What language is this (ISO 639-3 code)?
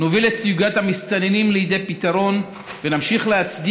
heb